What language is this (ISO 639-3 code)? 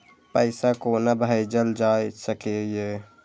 mai